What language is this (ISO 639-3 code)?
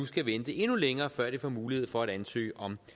dan